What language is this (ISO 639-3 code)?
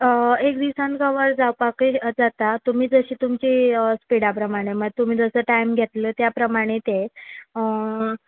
kok